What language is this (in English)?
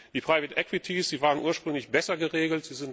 German